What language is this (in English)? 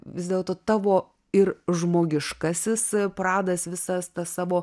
Lithuanian